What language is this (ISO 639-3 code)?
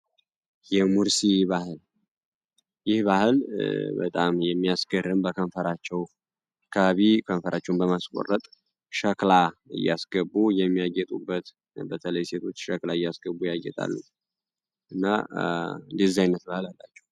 amh